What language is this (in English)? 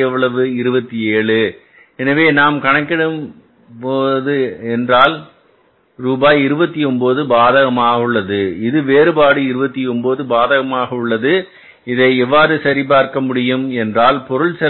Tamil